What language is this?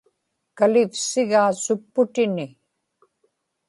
Inupiaq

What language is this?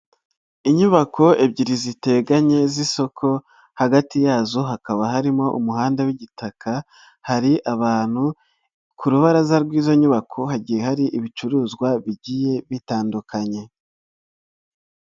Kinyarwanda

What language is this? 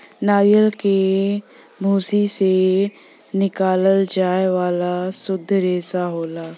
Bhojpuri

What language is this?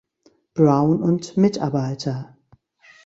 German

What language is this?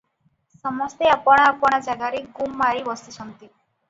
Odia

